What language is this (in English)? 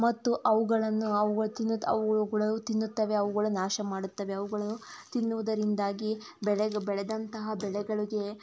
Kannada